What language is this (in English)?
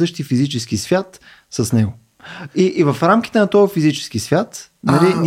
Bulgarian